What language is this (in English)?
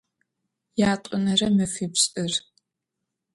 Adyghe